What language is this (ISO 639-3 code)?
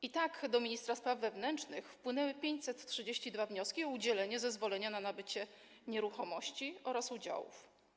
pol